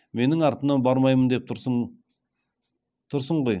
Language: Kazakh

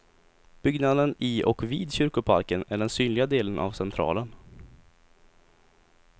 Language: Swedish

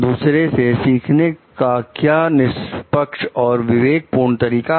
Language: Hindi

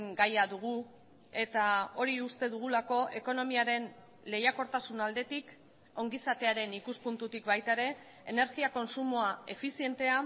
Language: Basque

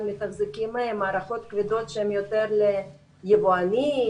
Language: Hebrew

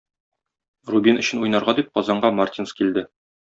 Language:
Tatar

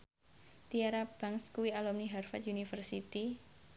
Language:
Javanese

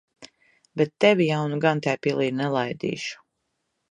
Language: Latvian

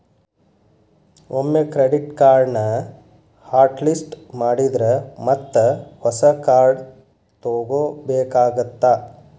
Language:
Kannada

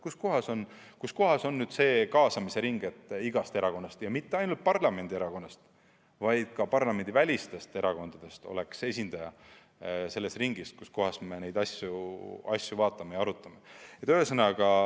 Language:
Estonian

